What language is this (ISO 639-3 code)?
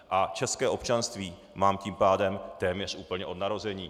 ces